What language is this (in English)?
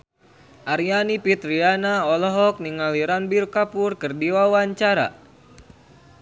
Sundanese